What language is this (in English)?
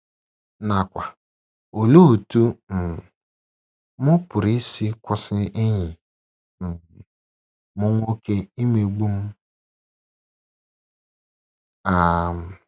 Igbo